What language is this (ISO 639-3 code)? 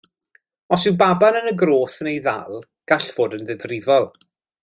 cym